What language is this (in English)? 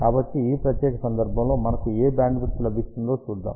Telugu